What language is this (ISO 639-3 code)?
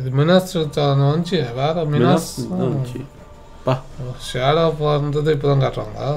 kor